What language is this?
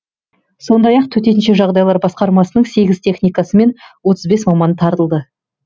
Kazakh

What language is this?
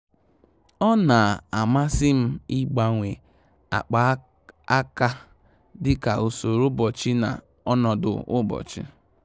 Igbo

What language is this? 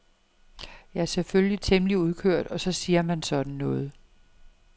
Danish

